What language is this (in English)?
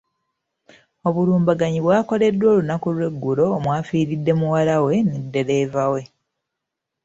Ganda